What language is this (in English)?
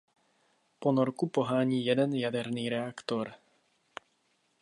Czech